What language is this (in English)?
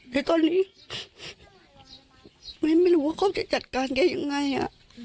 Thai